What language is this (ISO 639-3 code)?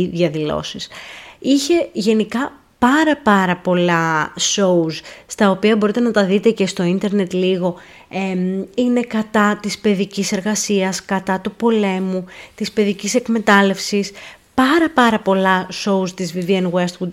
ell